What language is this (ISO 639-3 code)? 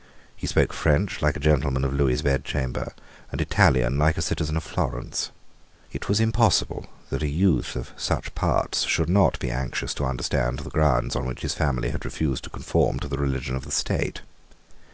eng